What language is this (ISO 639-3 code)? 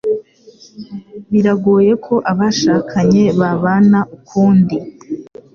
kin